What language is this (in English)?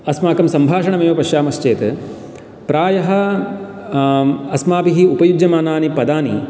Sanskrit